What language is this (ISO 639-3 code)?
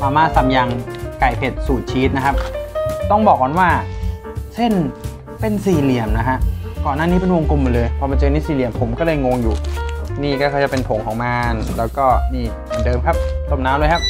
tha